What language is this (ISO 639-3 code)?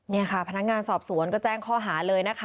tha